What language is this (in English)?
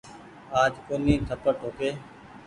Goaria